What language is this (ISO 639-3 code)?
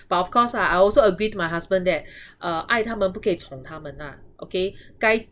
eng